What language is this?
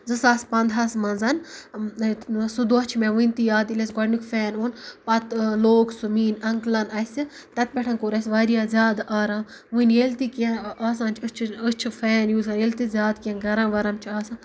Kashmiri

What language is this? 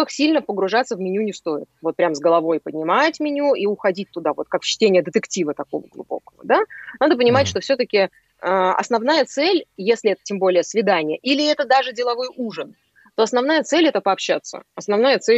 Russian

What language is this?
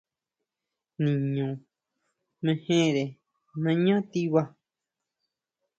Huautla Mazatec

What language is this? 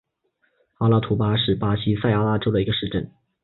Chinese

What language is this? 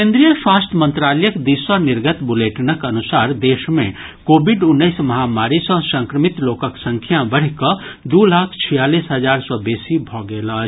Maithili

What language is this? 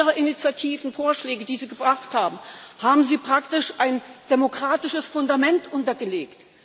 German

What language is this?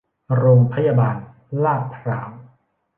Thai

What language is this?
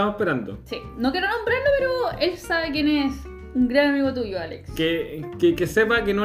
Spanish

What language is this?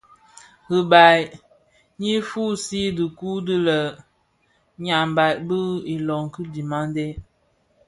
Bafia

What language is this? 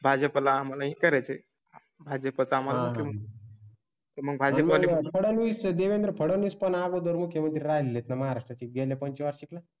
Marathi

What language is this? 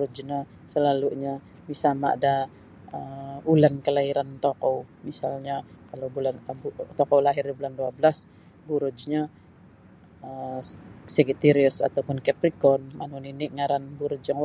Sabah Bisaya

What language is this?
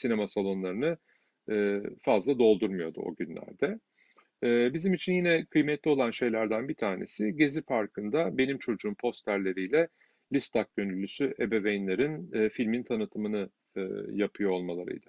Turkish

